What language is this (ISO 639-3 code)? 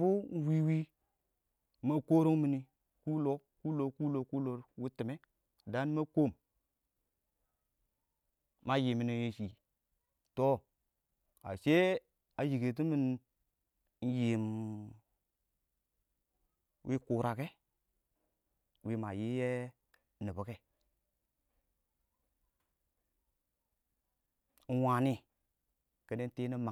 awo